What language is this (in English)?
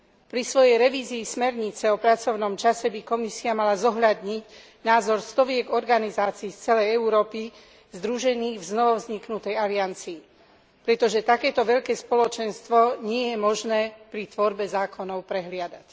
Slovak